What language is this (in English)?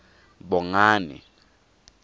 Tswana